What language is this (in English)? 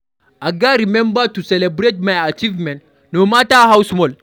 Nigerian Pidgin